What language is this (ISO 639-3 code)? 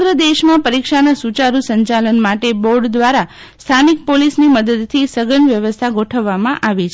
guj